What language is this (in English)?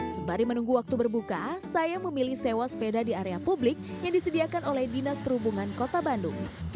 Indonesian